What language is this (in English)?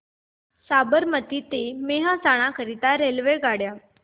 Marathi